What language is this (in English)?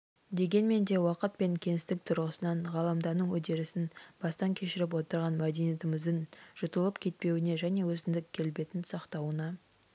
Kazakh